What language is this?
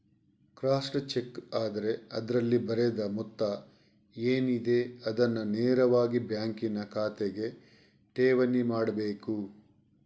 Kannada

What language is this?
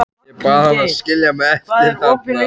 Icelandic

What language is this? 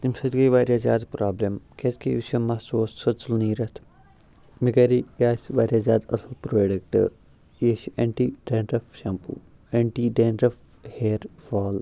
Kashmiri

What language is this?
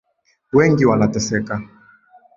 Swahili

